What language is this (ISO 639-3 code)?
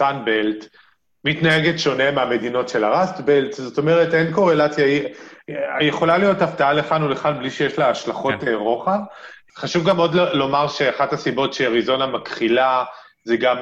heb